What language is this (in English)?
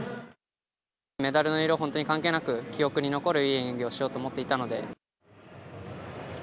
Japanese